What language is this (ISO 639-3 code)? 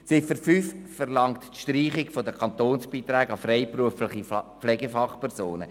gsw